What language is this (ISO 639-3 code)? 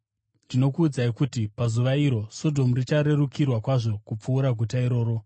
sna